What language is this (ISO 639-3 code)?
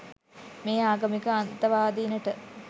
sin